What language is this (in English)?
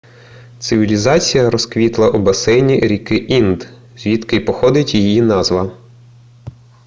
Ukrainian